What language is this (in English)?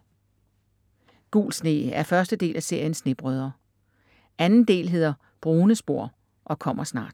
Danish